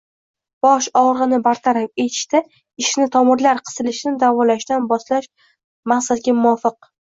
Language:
Uzbek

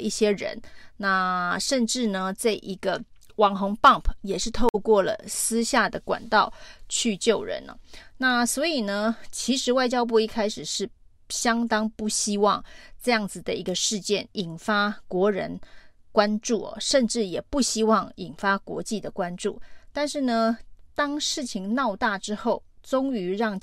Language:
Chinese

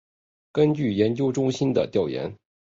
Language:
Chinese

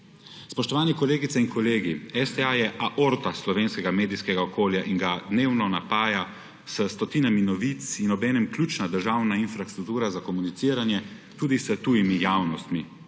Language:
Slovenian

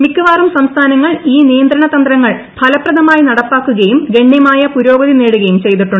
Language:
Malayalam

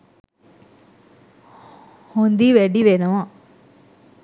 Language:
Sinhala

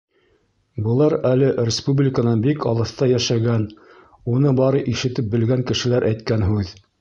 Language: Bashkir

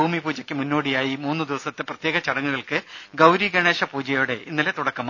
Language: Malayalam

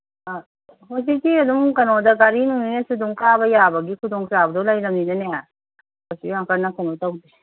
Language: Manipuri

